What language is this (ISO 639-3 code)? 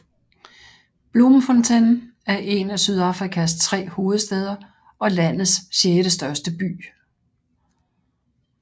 dan